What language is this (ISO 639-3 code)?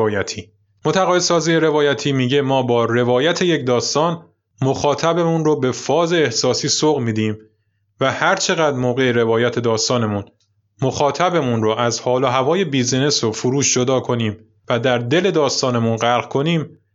fas